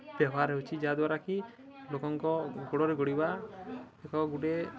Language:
Odia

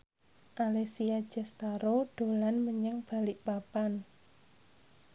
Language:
Javanese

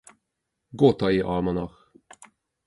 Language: Hungarian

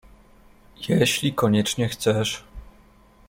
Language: Polish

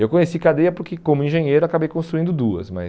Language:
Portuguese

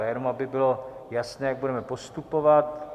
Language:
Czech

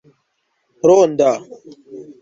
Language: Esperanto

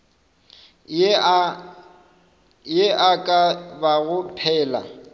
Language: Northern Sotho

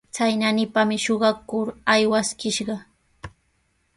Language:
Sihuas Ancash Quechua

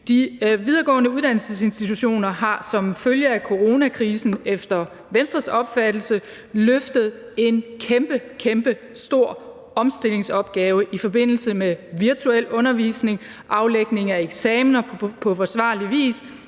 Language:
Danish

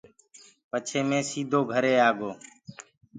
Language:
Gurgula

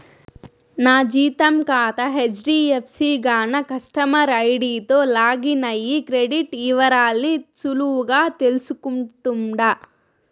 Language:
Telugu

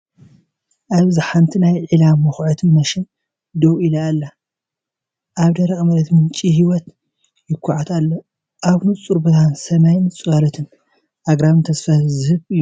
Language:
Tigrinya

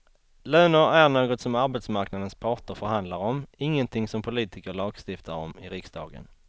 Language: Swedish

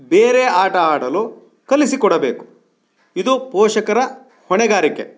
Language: Kannada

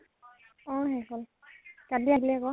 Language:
Assamese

